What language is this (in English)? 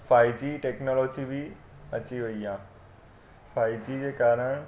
Sindhi